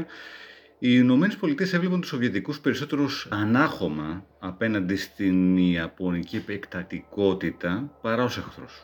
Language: Greek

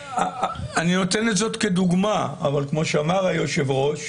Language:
Hebrew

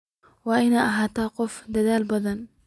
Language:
Somali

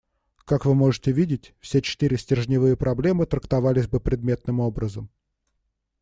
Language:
Russian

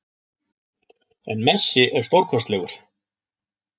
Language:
Icelandic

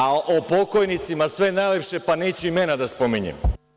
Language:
Serbian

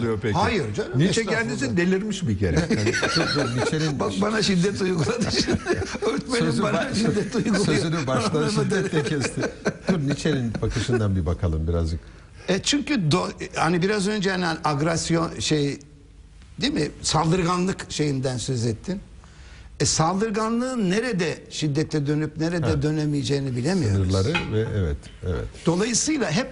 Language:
Turkish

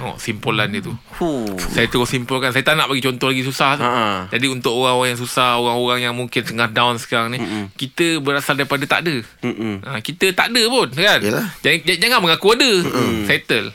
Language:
Malay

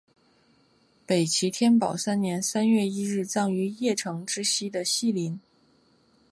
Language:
Chinese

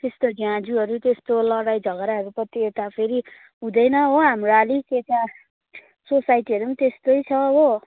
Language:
Nepali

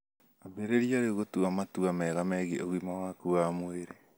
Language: Kikuyu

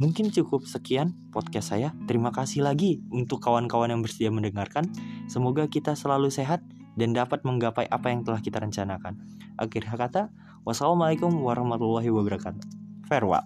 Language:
Indonesian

